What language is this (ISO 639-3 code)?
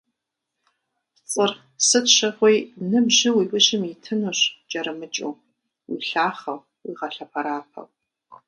kbd